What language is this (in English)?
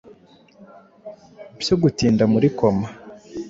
Kinyarwanda